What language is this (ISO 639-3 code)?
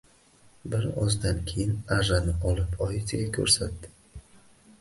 uzb